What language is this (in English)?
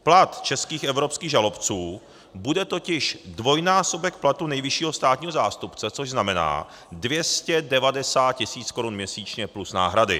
Czech